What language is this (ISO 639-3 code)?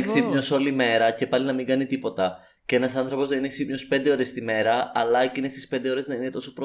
ell